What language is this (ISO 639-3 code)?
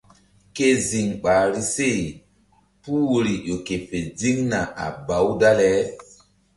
mdd